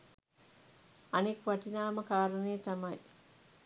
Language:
Sinhala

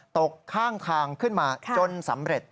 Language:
Thai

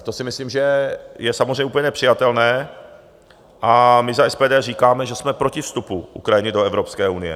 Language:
Czech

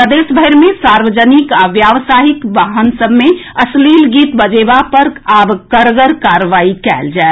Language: Maithili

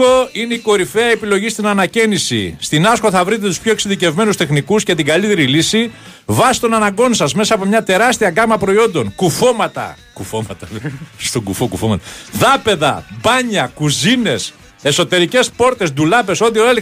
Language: Greek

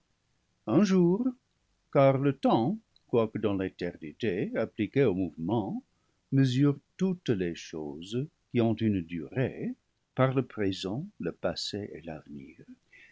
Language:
French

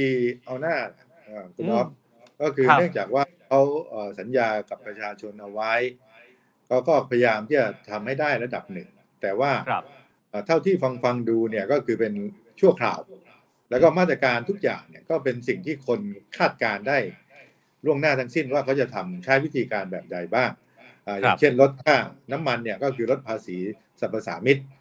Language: Thai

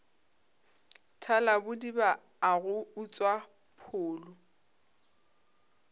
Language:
Northern Sotho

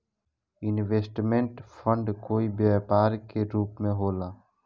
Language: Bhojpuri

